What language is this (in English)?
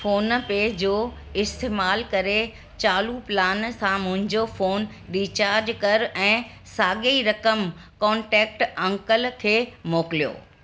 Sindhi